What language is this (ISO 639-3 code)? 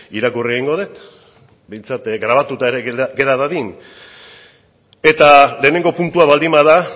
eus